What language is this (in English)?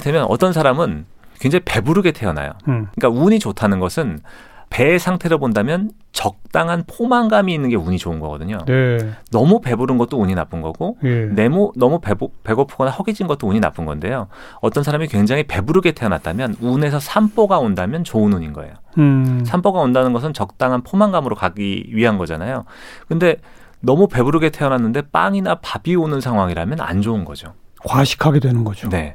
Korean